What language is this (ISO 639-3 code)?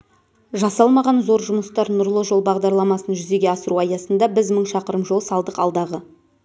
kaz